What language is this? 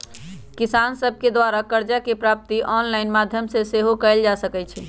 Magahi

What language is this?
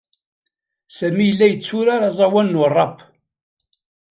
Kabyle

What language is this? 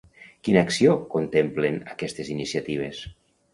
Catalan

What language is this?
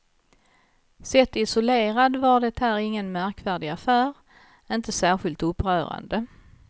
Swedish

